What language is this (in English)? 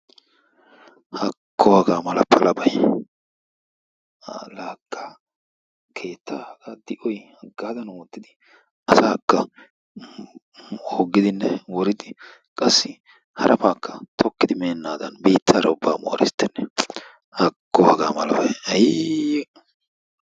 Wolaytta